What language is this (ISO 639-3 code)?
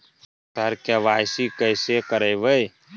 mai